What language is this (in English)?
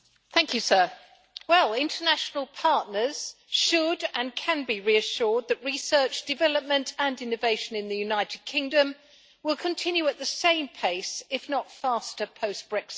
English